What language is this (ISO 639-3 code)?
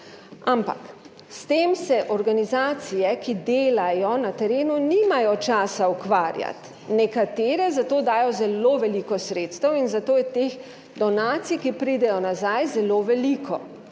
slv